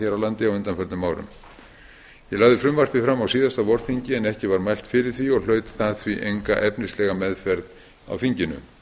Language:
Icelandic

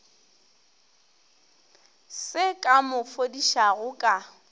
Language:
Northern Sotho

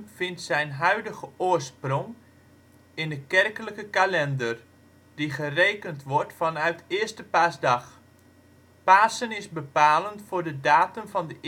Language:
Dutch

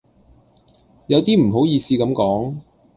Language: Cantonese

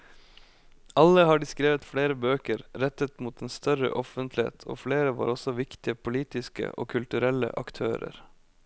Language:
Norwegian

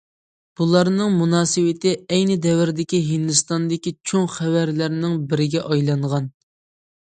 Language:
Uyghur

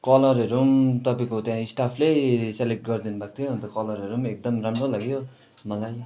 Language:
Nepali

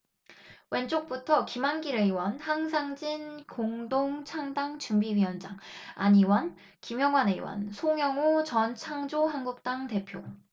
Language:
Korean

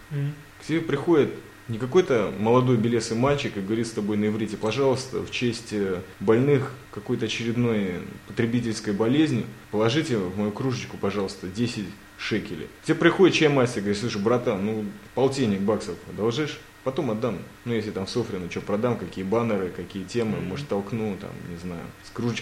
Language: Russian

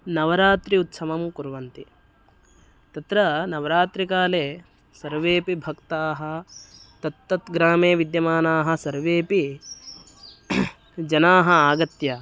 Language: Sanskrit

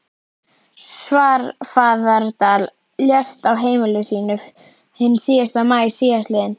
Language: Icelandic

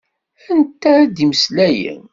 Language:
Kabyle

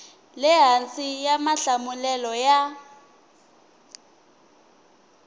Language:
Tsonga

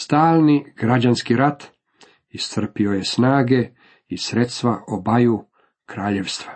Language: Croatian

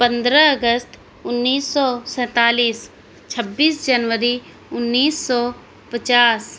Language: Urdu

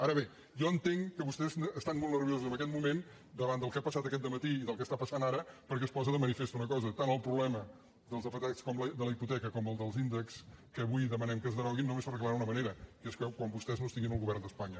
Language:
Catalan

